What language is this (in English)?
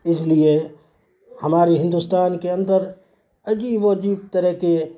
Urdu